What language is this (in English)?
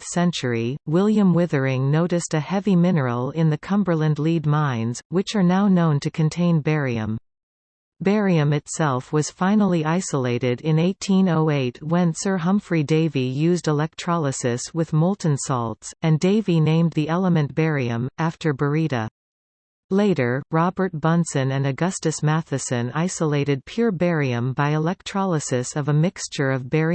English